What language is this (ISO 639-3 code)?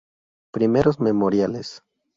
spa